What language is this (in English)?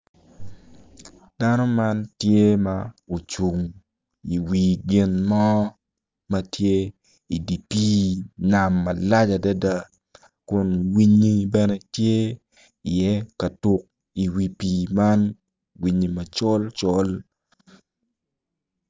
Acoli